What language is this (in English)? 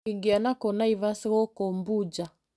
Kikuyu